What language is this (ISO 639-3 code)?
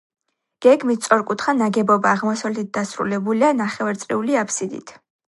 kat